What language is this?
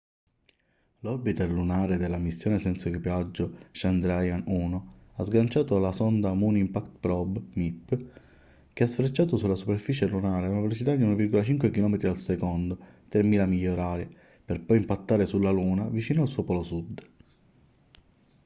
Italian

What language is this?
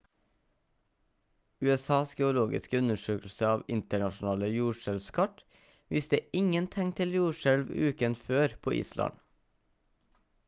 Norwegian Bokmål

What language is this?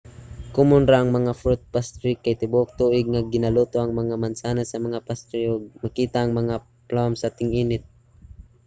Cebuano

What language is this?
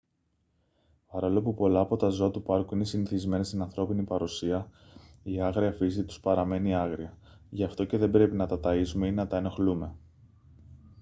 Greek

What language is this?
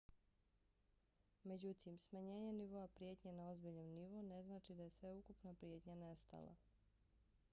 Bosnian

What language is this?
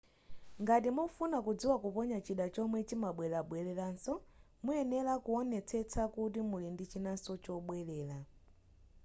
Nyanja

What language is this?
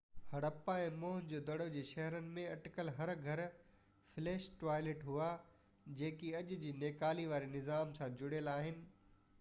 Sindhi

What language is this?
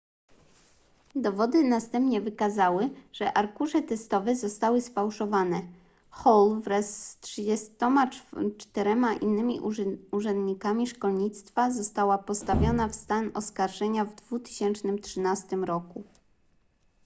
Polish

